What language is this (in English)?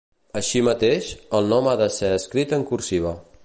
Catalan